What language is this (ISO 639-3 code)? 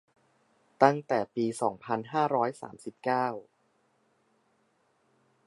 tha